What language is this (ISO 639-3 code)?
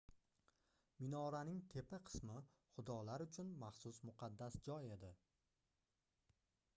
uzb